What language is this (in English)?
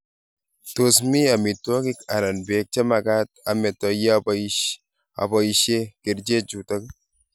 Kalenjin